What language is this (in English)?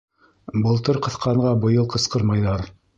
Bashkir